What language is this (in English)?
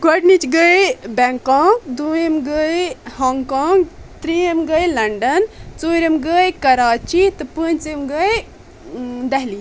Kashmiri